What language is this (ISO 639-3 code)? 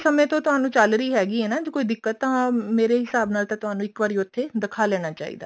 pan